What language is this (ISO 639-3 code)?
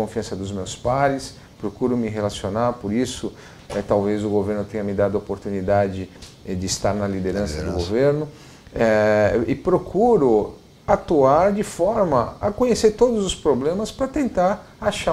por